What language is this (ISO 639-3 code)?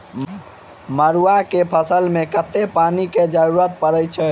mai